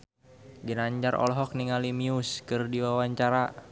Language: Sundanese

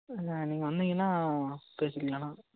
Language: Tamil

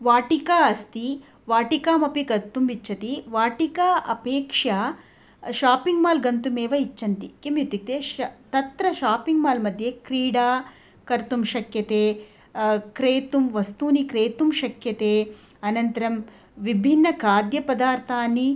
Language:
Sanskrit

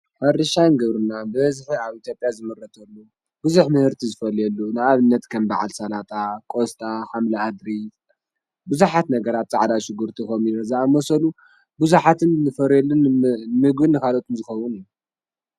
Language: Tigrinya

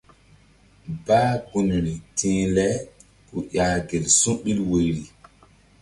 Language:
Mbum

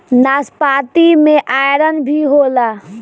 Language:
Bhojpuri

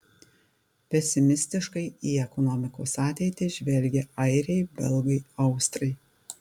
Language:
Lithuanian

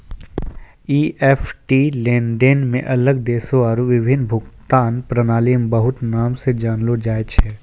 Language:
Maithili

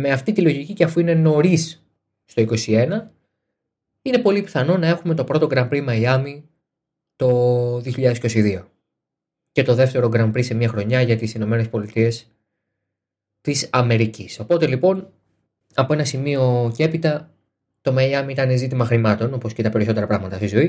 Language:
Greek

